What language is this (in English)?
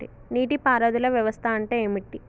Telugu